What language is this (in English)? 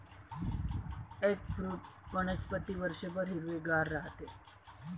Marathi